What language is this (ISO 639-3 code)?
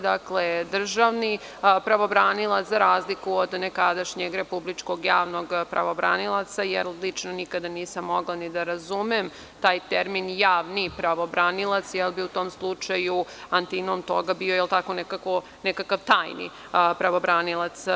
srp